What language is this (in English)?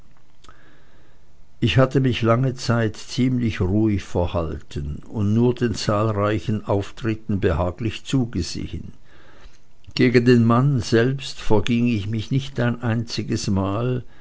German